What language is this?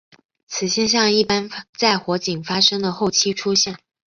Chinese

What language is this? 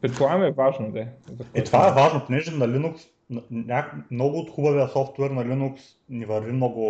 Bulgarian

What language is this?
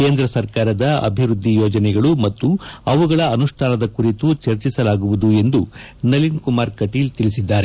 Kannada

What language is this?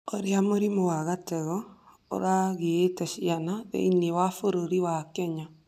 Kikuyu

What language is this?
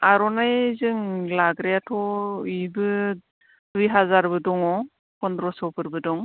Bodo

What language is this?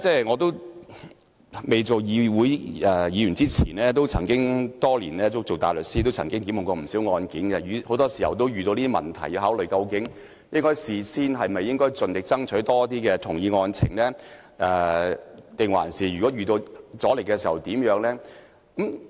Cantonese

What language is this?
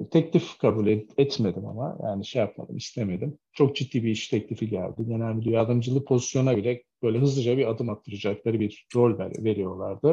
Turkish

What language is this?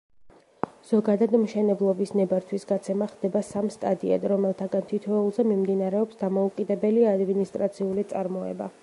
Georgian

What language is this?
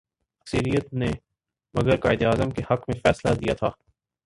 Urdu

